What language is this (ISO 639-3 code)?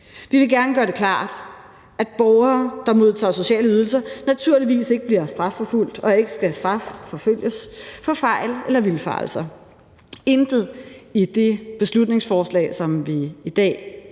dan